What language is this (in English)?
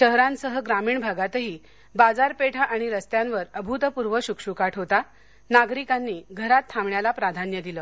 Marathi